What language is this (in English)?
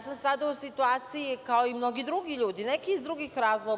Serbian